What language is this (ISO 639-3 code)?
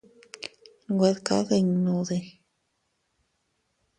cut